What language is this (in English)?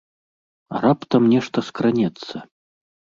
Belarusian